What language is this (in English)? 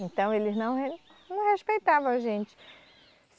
Portuguese